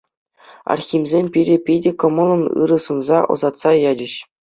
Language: Chuvash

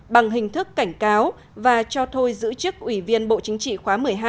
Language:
Vietnamese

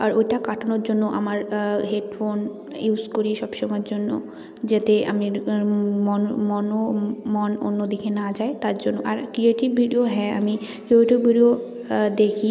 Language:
Bangla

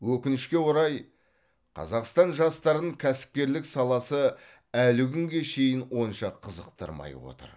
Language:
Kazakh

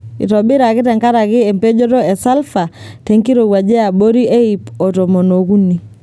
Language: Masai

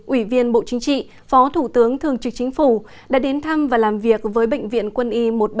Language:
Vietnamese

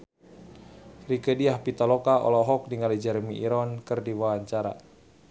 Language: Sundanese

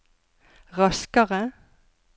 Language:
Norwegian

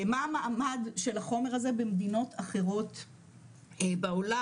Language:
Hebrew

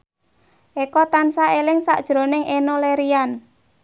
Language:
Javanese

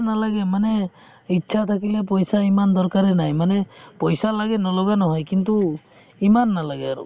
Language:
Assamese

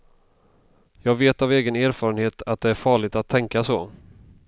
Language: Swedish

